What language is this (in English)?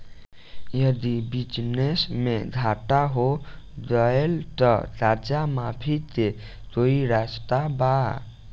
Bhojpuri